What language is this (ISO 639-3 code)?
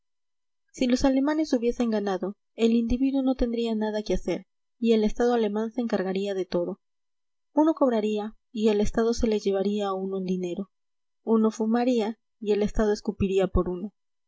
spa